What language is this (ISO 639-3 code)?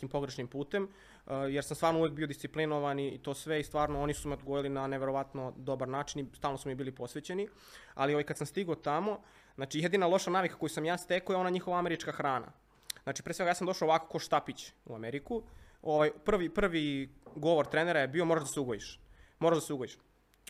hrv